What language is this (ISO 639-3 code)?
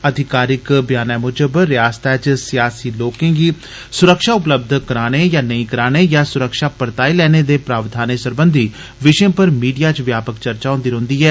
doi